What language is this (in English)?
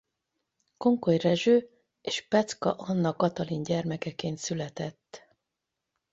Hungarian